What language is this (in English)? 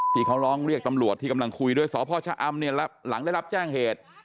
Thai